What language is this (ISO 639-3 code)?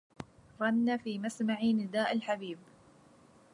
ara